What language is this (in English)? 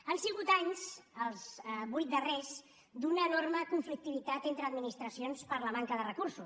Catalan